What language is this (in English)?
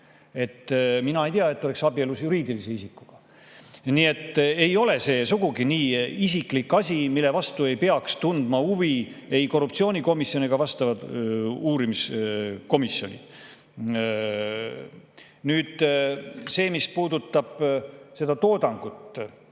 Estonian